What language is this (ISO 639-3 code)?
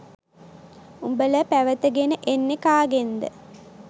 sin